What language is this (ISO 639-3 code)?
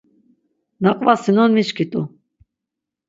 lzz